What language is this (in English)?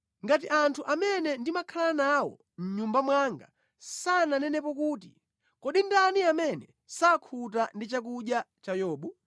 Nyanja